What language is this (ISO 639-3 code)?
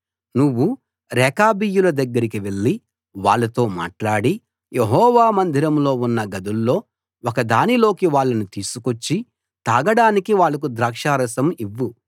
tel